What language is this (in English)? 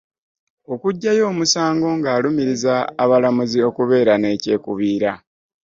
Ganda